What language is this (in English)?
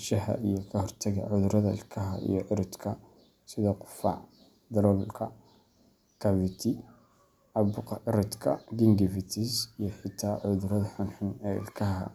Somali